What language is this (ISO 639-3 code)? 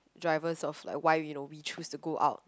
eng